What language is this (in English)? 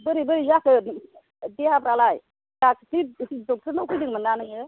Bodo